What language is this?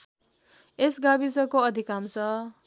Nepali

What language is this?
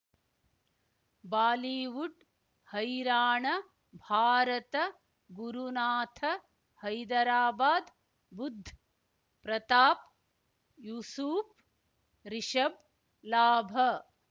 Kannada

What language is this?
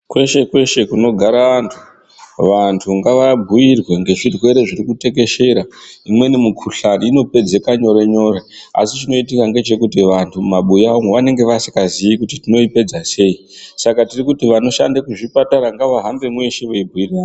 Ndau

